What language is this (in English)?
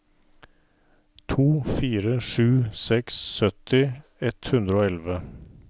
Norwegian